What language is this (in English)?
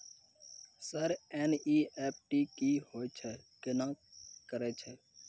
Maithili